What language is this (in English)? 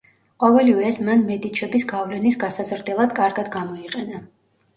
Georgian